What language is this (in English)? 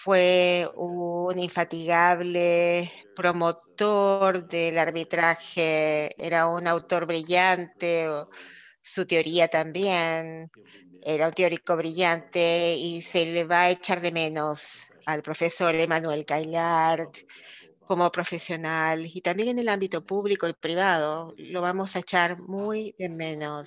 Spanish